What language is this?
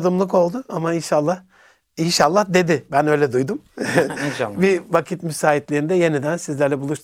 Turkish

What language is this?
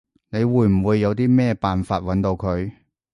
Cantonese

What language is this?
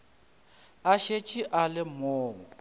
Northern Sotho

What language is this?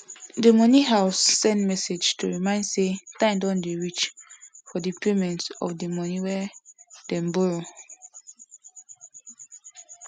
Nigerian Pidgin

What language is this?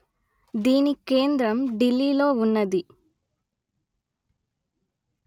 Telugu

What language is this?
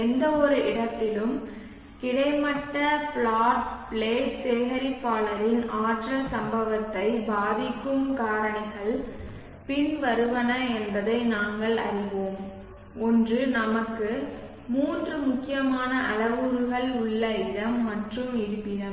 Tamil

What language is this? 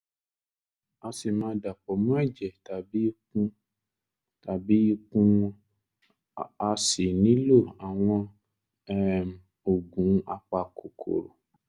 Yoruba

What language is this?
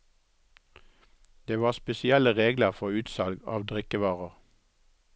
Norwegian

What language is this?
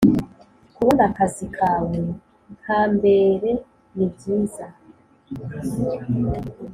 Kinyarwanda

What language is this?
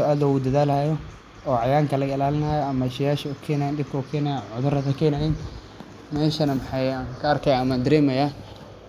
Somali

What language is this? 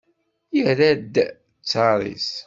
Kabyle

